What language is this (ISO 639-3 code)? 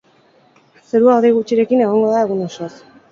eus